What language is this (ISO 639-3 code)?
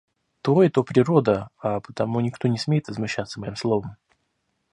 rus